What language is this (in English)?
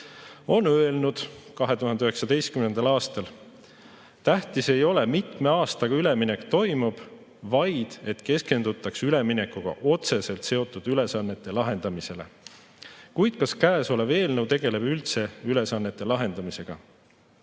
Estonian